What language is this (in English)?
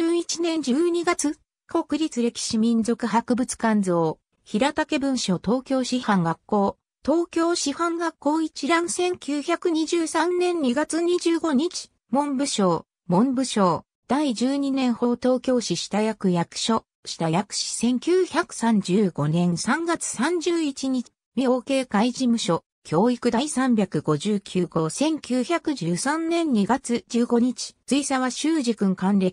Japanese